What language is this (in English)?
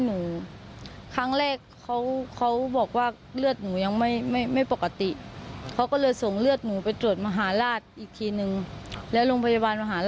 Thai